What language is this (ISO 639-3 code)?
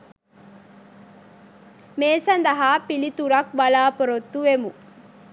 sin